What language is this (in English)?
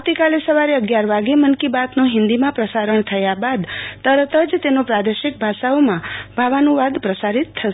Gujarati